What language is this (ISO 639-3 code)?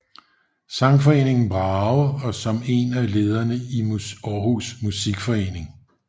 dan